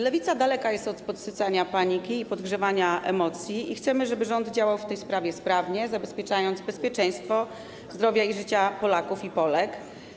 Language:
Polish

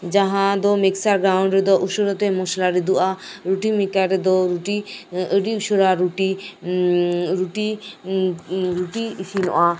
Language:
Santali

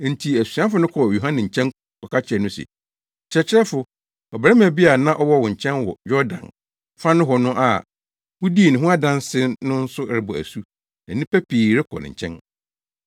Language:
Akan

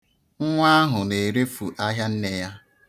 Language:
Igbo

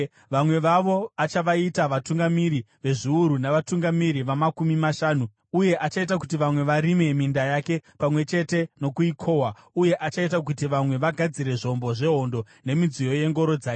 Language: Shona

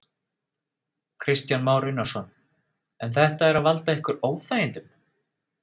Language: Icelandic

